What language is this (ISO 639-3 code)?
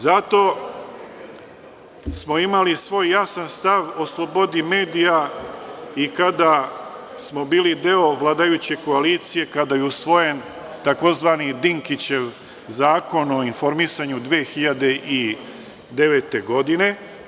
srp